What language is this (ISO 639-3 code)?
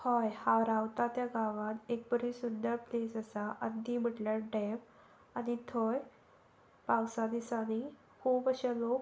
kok